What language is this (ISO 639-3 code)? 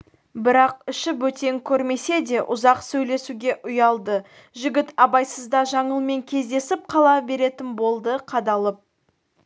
kaz